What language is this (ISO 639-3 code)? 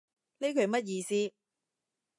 yue